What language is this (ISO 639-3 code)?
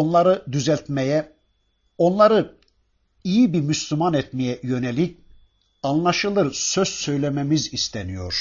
tur